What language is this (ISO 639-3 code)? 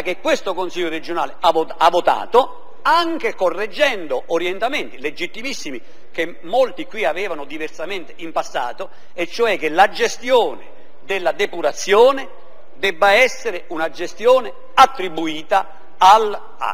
ita